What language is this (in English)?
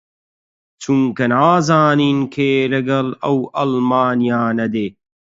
Central Kurdish